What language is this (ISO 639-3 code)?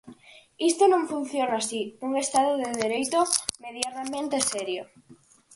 glg